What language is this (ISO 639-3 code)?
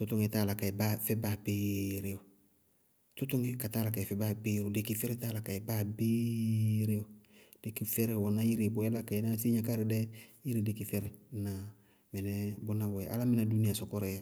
bqg